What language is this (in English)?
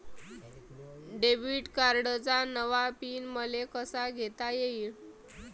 Marathi